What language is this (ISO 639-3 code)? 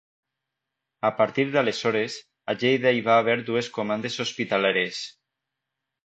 cat